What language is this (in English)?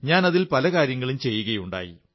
Malayalam